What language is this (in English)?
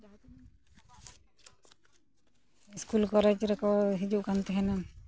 Santali